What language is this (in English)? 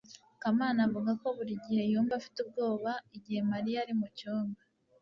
Kinyarwanda